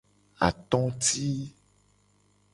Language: Gen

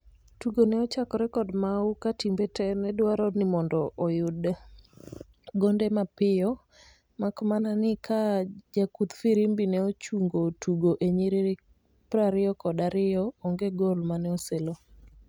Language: Luo (Kenya and Tanzania)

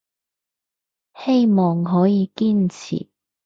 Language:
Cantonese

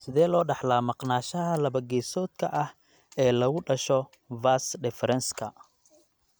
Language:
Somali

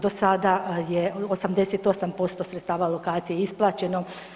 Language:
Croatian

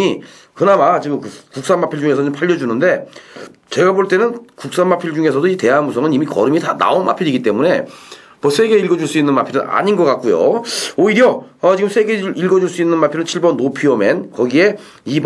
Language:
Korean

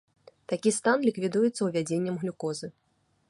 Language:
Belarusian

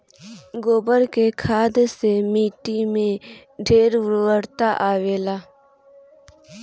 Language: Bhojpuri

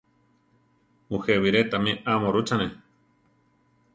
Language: Central Tarahumara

